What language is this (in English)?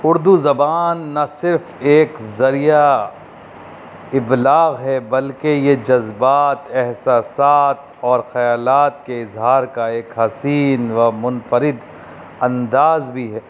Urdu